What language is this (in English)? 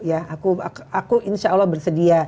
Indonesian